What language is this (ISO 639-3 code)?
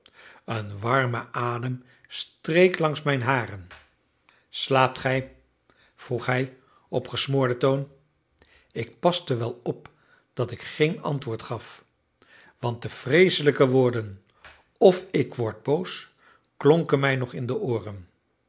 nld